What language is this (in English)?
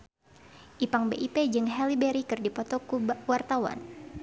Sundanese